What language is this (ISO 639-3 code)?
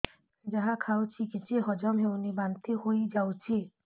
ori